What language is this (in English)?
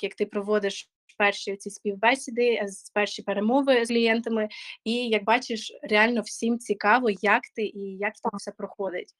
Ukrainian